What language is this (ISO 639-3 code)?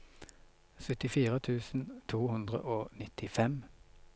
nor